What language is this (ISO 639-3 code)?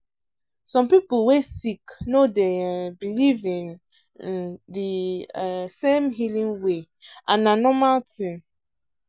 pcm